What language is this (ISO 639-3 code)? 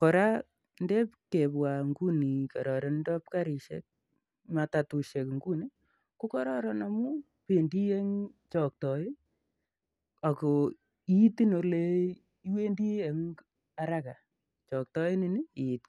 kln